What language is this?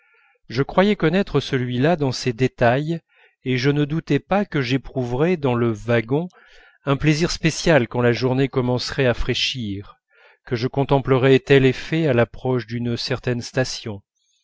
French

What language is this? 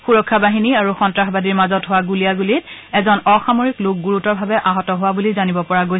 Assamese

